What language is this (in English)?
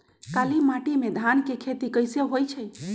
Magahi